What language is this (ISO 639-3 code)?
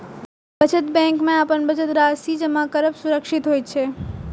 mai